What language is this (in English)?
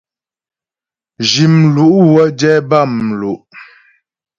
Ghomala